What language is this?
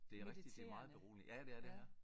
Danish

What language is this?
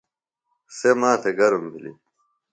Phalura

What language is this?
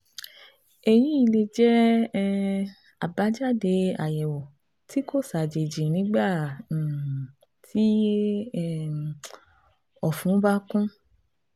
Yoruba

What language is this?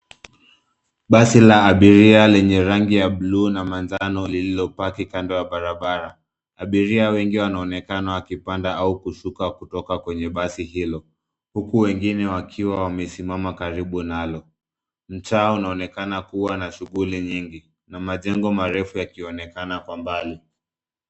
Swahili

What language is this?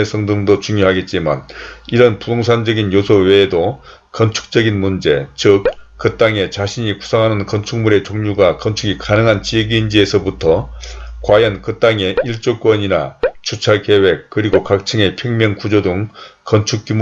Korean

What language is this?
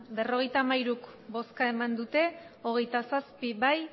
Basque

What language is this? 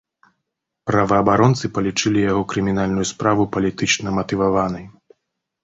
Belarusian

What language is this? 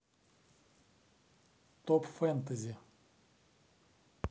Russian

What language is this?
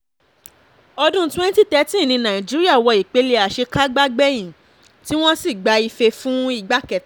Yoruba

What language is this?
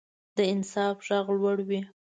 Pashto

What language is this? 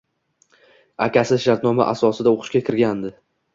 Uzbek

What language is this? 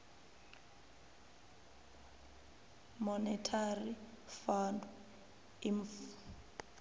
Venda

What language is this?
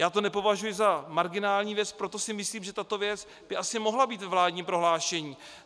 Czech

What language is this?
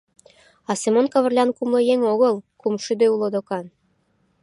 Mari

